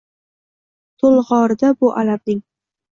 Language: Uzbek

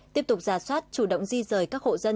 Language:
Vietnamese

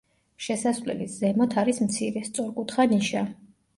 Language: Georgian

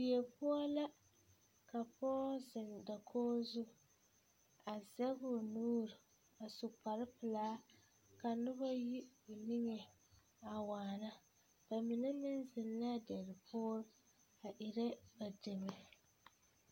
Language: Southern Dagaare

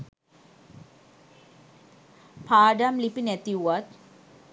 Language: Sinhala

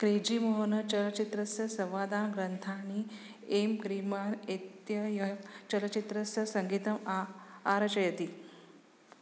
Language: Sanskrit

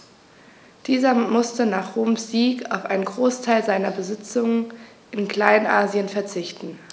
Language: German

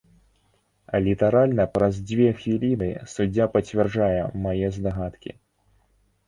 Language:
Belarusian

